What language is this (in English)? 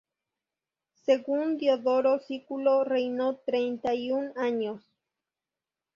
Spanish